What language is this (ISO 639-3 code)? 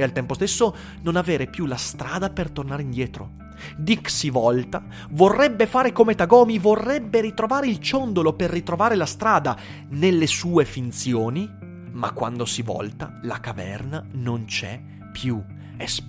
ita